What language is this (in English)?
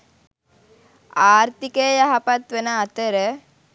Sinhala